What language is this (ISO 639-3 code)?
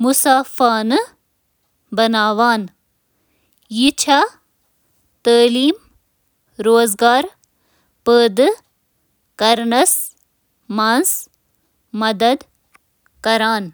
kas